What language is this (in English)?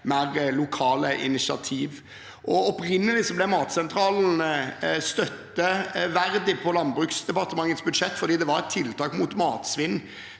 Norwegian